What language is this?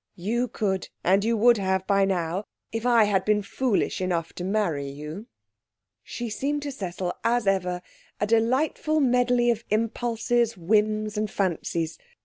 English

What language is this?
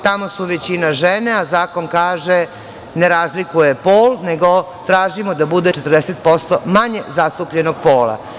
Serbian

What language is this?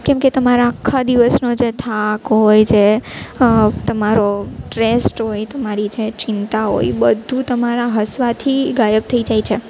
Gujarati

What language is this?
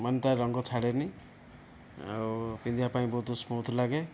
Odia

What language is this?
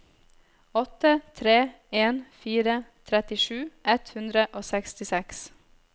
Norwegian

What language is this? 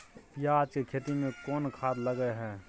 Maithili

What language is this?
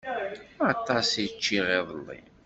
Kabyle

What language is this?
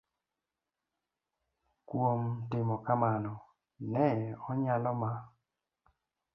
Luo (Kenya and Tanzania)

